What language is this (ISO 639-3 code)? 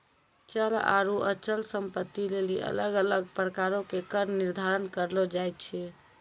mai